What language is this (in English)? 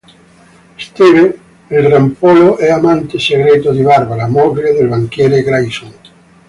Italian